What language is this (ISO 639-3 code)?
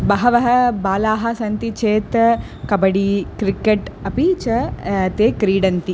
san